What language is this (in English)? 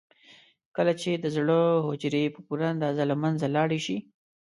Pashto